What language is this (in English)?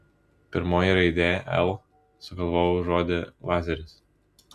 Lithuanian